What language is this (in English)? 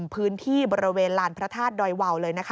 Thai